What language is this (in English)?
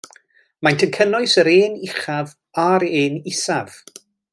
Welsh